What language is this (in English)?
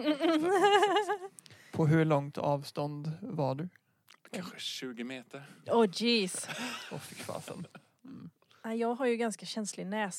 Swedish